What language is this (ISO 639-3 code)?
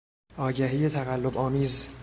fas